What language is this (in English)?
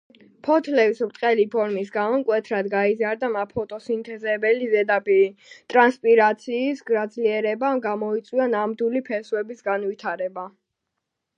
Georgian